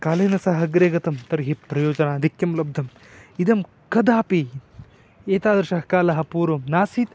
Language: Sanskrit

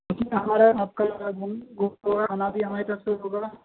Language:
Urdu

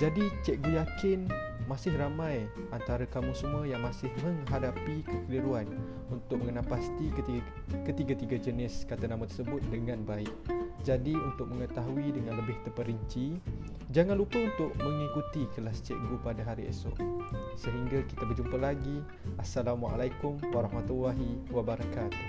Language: Malay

